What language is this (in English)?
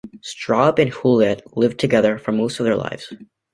English